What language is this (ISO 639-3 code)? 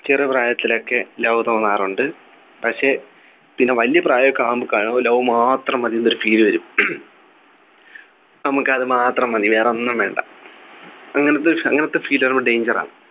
mal